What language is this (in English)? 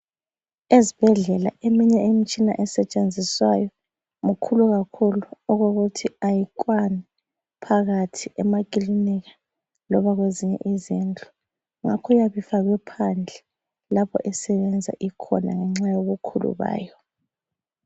North Ndebele